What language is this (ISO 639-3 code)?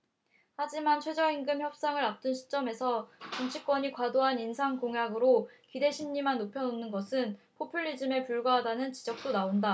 kor